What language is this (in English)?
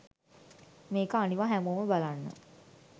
Sinhala